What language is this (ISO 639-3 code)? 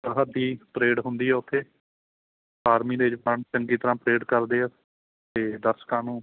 pan